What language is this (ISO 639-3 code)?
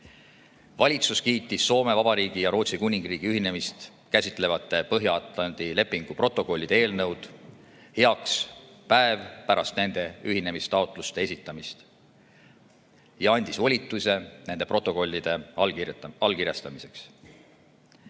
est